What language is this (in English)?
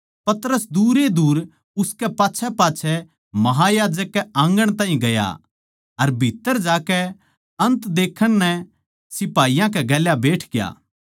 Haryanvi